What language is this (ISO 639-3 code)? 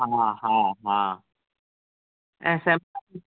snd